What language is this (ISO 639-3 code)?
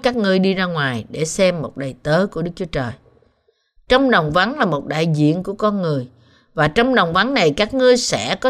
vie